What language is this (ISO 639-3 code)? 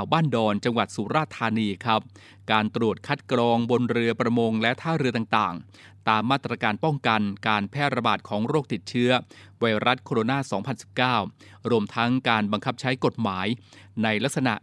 tha